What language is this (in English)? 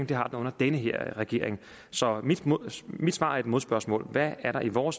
Danish